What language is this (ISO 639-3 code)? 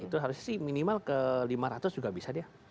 ind